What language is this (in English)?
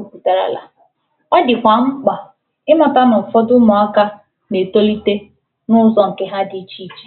Igbo